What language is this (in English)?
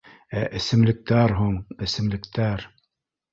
Bashkir